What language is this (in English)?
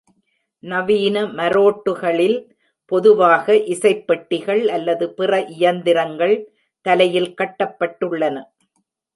Tamil